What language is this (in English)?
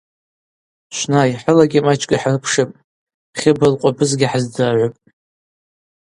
Abaza